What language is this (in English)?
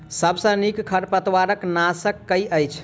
Maithili